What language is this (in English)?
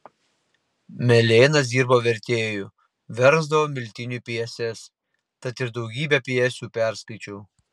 Lithuanian